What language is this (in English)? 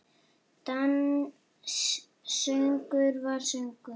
Icelandic